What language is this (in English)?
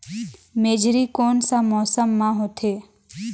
Chhattisgarhi